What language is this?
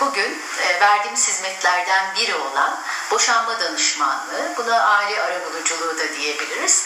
Turkish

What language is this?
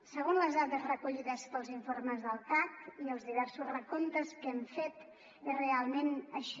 Catalan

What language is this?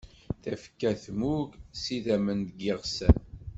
Kabyle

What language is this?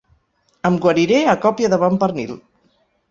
Catalan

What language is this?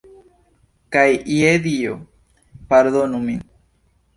Esperanto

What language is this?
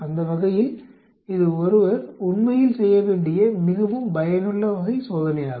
Tamil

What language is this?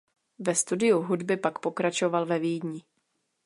Czech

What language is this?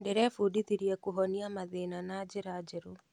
Kikuyu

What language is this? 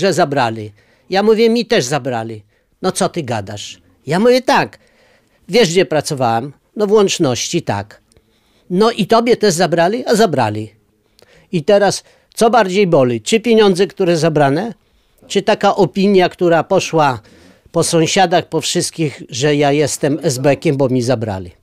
Polish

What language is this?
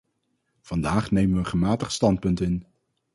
Dutch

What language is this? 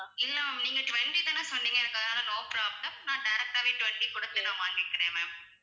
Tamil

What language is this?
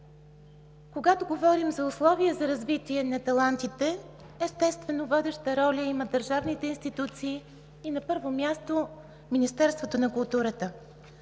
Bulgarian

